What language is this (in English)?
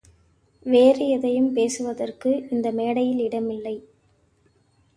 Tamil